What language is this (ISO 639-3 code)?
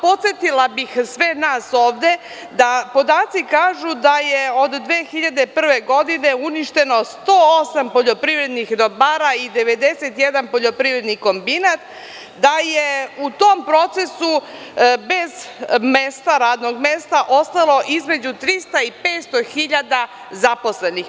srp